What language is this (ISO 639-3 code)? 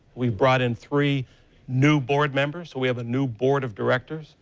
eng